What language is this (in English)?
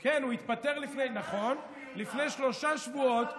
Hebrew